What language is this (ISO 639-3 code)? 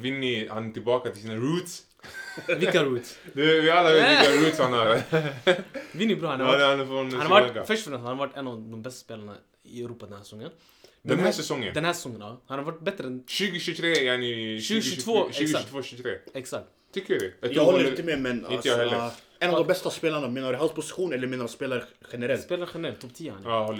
swe